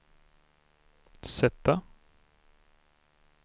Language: Swedish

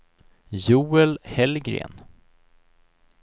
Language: Swedish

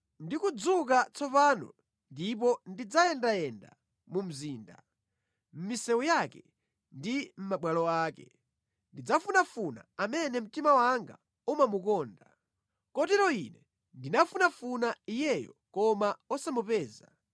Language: Nyanja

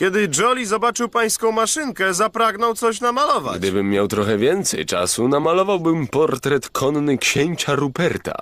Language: Polish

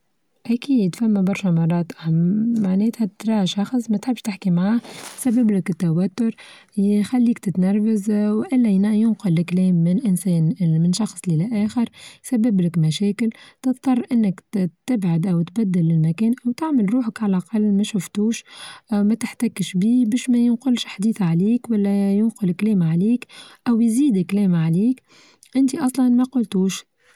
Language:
Tunisian Arabic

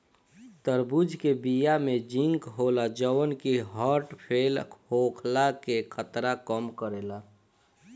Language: Bhojpuri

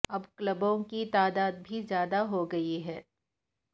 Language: Urdu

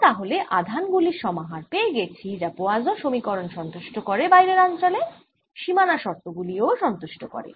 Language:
Bangla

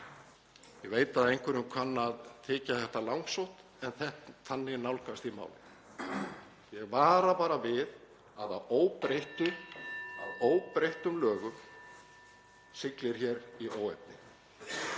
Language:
Icelandic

